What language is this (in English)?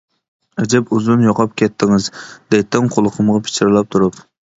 Uyghur